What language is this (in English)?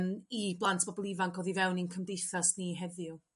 Welsh